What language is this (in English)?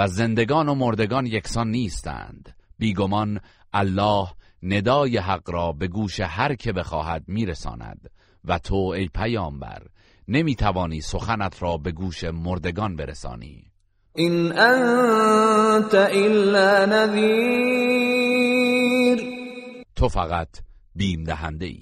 Persian